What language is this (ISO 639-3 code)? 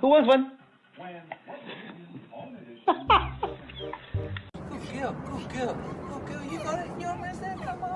eng